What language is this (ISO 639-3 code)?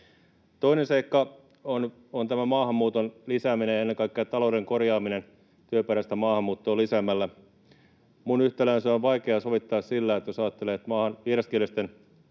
fin